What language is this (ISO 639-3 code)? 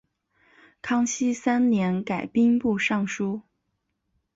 zho